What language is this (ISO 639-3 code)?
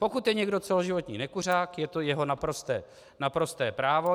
ces